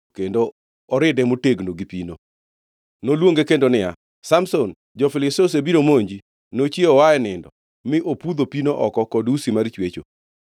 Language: Luo (Kenya and Tanzania)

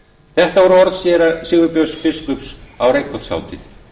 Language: Icelandic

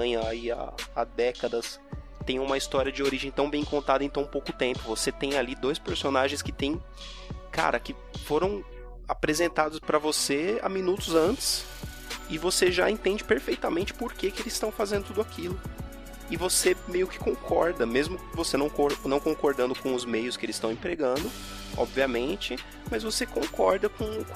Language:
Portuguese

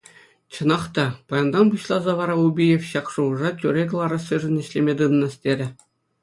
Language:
Chuvash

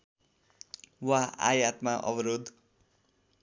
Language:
Nepali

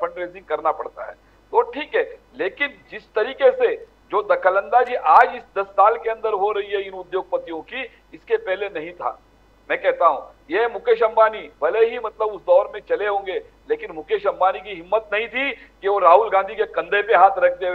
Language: Hindi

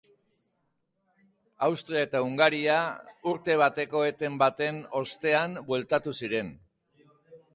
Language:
Basque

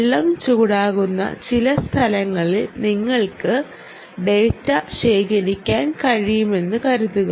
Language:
Malayalam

